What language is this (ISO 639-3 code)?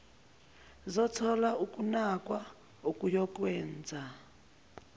zul